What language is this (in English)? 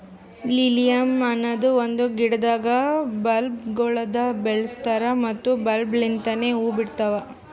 Kannada